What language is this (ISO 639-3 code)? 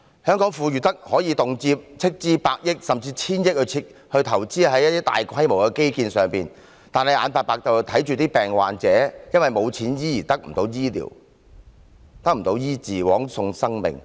yue